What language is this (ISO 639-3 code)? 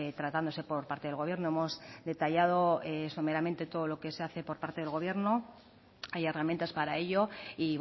spa